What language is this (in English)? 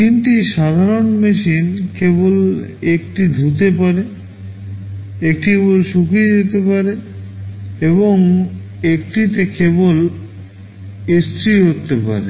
Bangla